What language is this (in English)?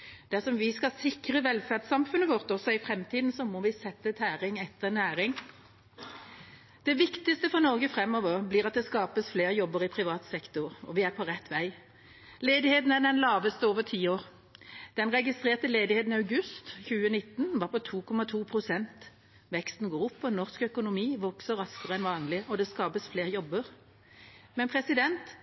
Norwegian Bokmål